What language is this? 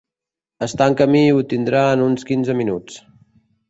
Catalan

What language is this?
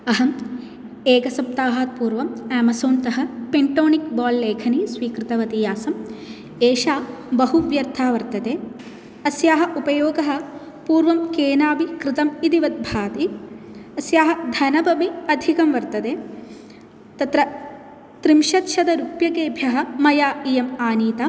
Sanskrit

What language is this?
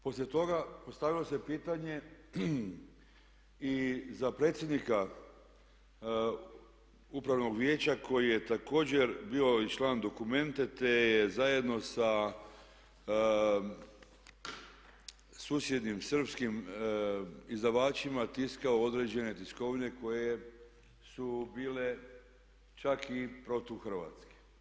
Croatian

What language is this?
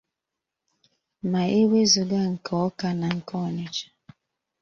Igbo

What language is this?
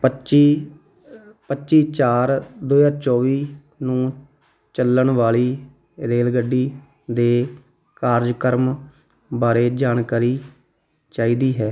Punjabi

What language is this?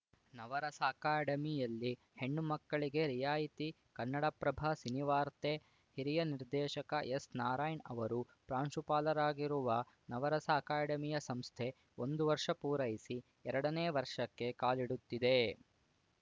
Kannada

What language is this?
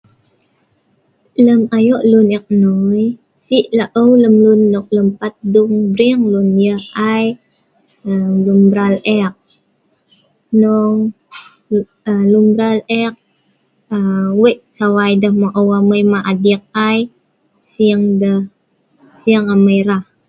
Sa'ban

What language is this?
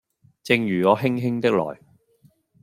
Cantonese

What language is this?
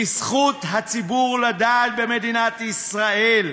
Hebrew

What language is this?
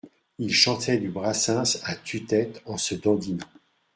French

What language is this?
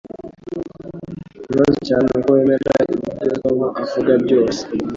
Kinyarwanda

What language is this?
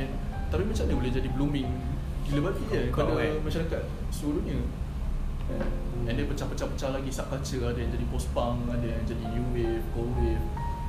Malay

